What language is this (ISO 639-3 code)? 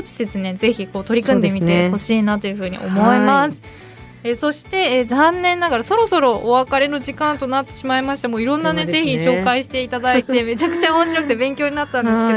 jpn